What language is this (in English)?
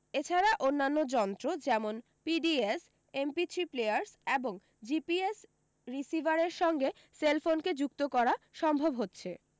Bangla